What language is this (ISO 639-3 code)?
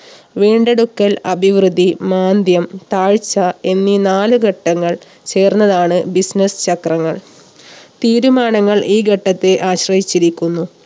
mal